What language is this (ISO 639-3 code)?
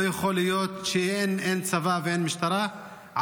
heb